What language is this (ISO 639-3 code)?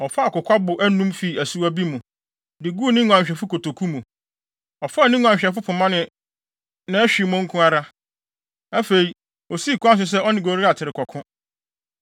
aka